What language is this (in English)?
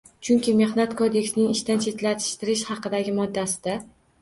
Uzbek